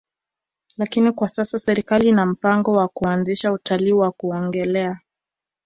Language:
Swahili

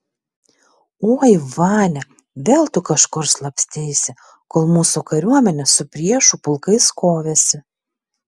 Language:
Lithuanian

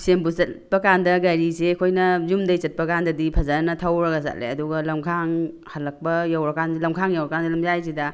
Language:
Manipuri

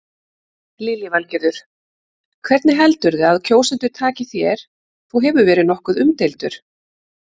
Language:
Icelandic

